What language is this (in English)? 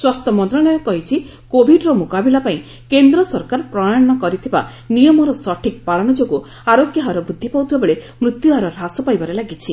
Odia